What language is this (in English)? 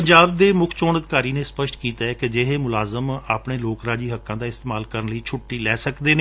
Punjabi